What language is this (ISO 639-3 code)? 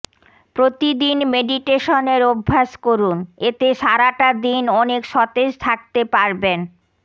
ben